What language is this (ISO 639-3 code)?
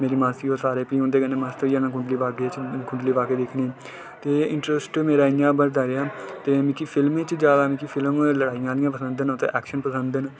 doi